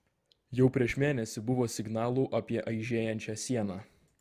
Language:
Lithuanian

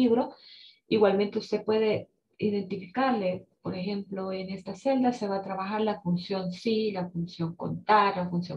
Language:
Spanish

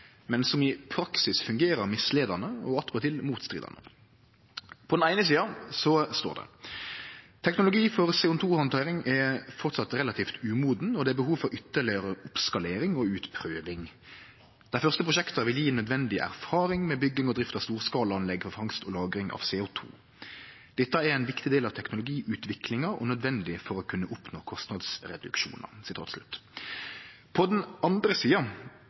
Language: Norwegian Nynorsk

